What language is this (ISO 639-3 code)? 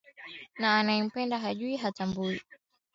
swa